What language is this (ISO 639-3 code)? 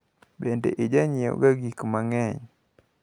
luo